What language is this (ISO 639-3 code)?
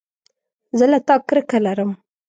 pus